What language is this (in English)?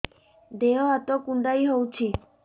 Odia